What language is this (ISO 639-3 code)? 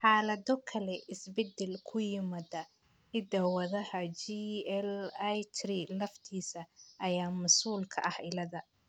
som